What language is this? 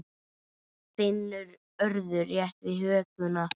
Icelandic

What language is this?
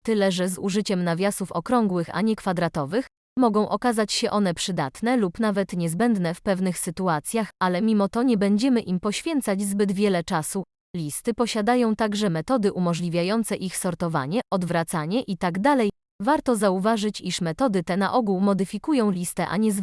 Polish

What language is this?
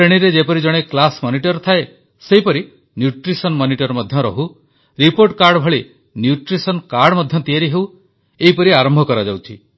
Odia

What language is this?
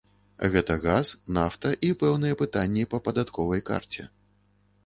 Belarusian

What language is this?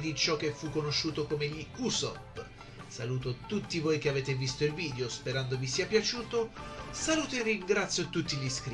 Italian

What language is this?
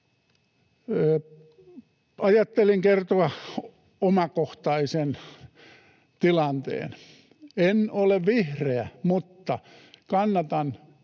Finnish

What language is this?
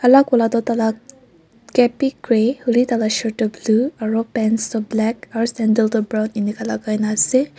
Naga Pidgin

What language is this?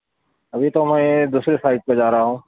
Urdu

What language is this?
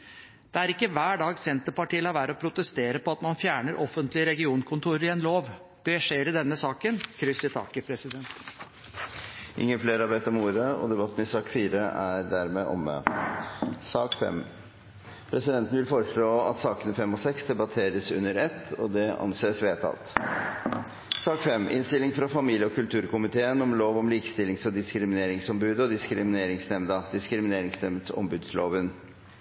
Norwegian Bokmål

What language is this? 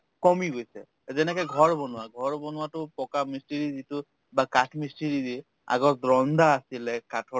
Assamese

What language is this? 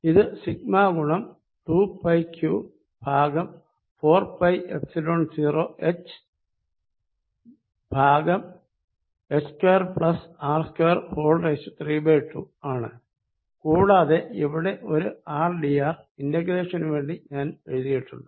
Malayalam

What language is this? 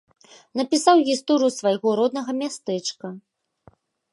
Belarusian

